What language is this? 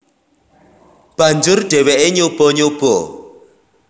Javanese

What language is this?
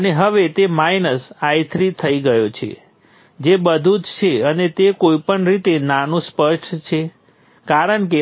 Gujarati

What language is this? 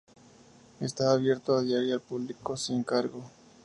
Spanish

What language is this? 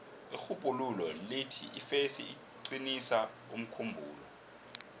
South Ndebele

